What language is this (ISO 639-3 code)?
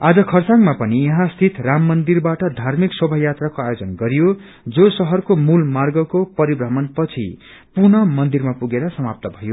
nep